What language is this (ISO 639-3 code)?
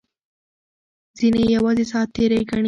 pus